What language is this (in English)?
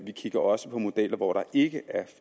Danish